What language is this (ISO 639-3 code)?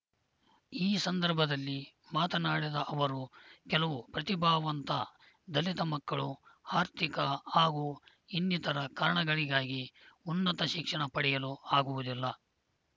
kan